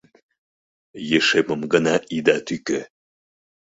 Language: Mari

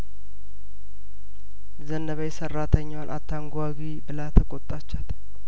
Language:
Amharic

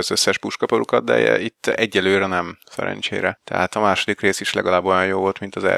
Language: Hungarian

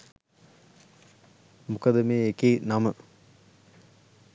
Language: Sinhala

